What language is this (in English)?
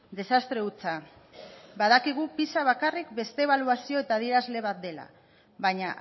Basque